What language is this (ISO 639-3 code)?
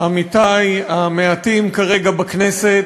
heb